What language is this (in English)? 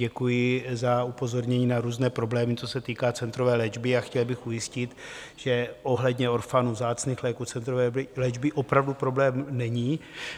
Czech